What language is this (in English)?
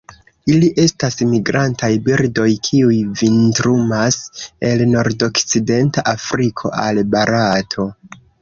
Esperanto